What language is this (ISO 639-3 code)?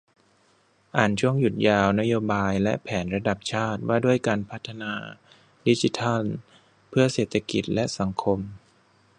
tha